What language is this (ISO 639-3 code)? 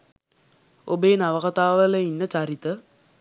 sin